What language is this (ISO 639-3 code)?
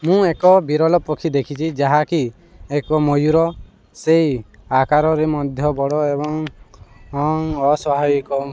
ori